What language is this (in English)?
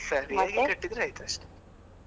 Kannada